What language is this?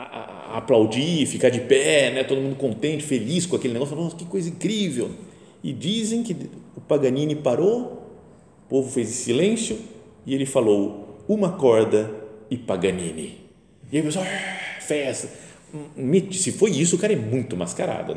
Portuguese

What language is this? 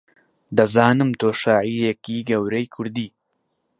Central Kurdish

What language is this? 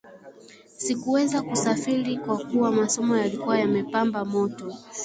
Swahili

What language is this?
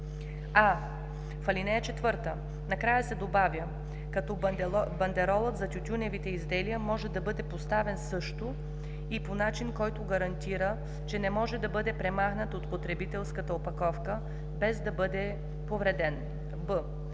Bulgarian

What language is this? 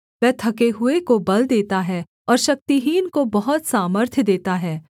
Hindi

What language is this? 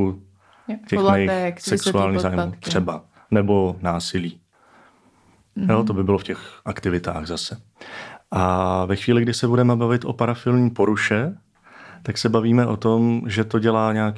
Czech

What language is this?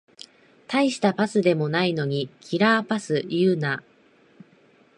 Japanese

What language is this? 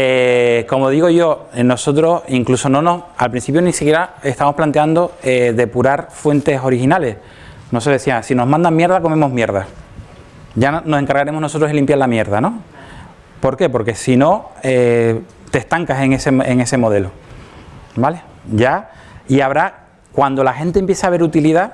Spanish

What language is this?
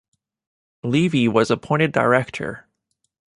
English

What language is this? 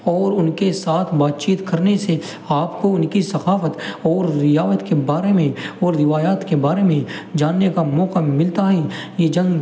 Urdu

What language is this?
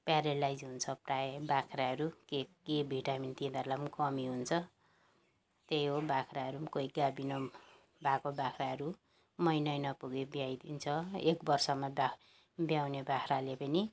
Nepali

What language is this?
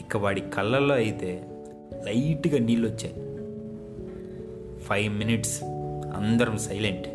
Telugu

